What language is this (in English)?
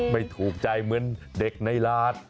Thai